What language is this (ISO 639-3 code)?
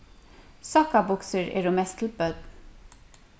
fao